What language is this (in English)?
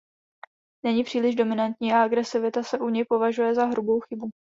Czech